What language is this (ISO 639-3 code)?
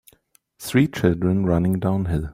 eng